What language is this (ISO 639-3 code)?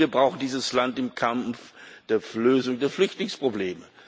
deu